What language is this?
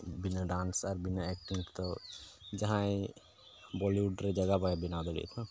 Santali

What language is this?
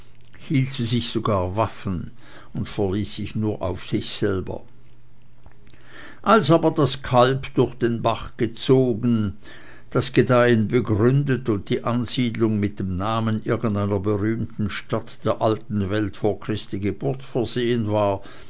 German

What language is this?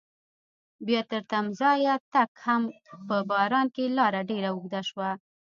Pashto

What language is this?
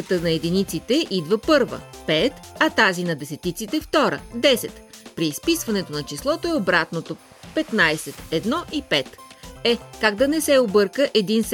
Bulgarian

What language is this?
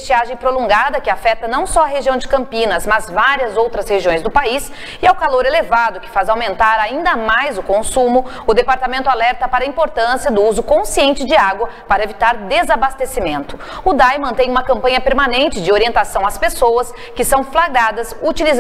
Portuguese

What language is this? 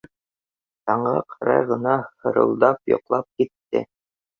Bashkir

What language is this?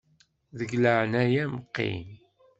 Kabyle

